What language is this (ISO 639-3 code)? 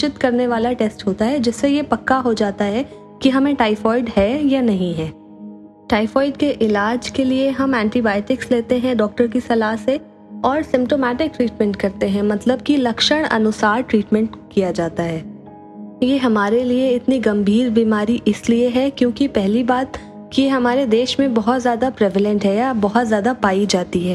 hin